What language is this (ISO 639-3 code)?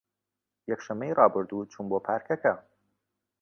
ckb